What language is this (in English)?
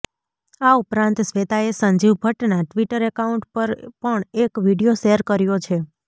Gujarati